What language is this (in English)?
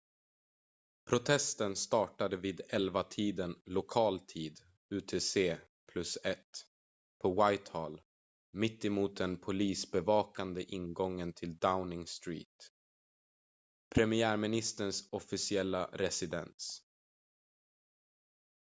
Swedish